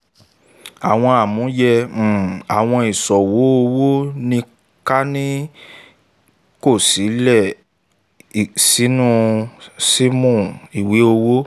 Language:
Yoruba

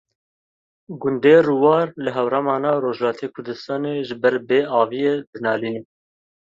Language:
Kurdish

